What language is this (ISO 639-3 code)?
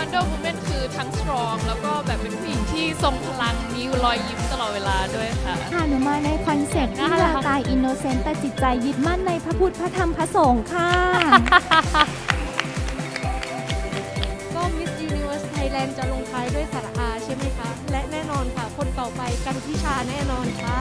tha